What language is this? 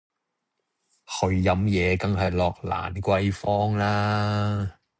Cantonese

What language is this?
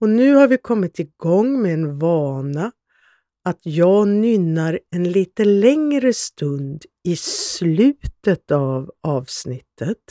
Swedish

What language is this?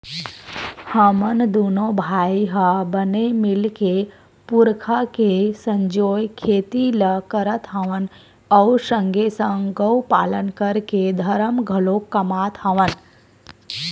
Chhattisgarhi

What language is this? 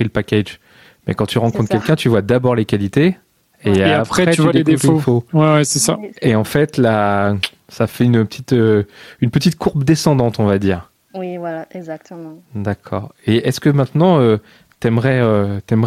French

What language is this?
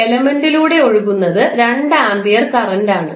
Malayalam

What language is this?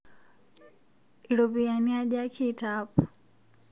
Masai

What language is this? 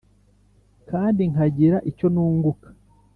Kinyarwanda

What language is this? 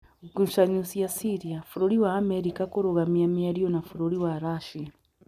Kikuyu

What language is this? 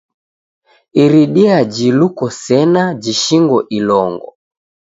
Taita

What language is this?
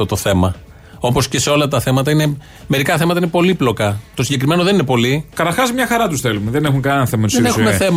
Greek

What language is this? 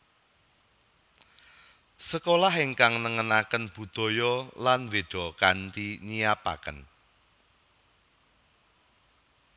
Javanese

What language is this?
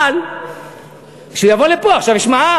Hebrew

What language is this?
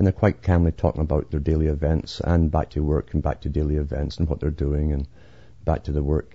English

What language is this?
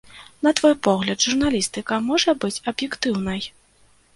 Belarusian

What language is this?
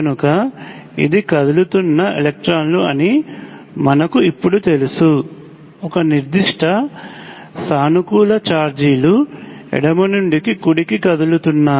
Telugu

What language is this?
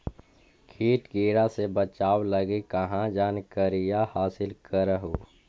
Magahi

